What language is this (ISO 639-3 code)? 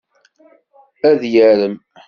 kab